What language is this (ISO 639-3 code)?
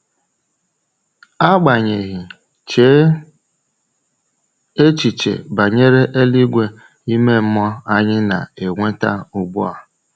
ibo